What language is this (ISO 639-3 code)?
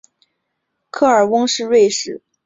zho